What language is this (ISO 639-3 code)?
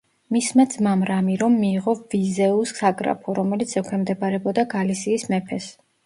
kat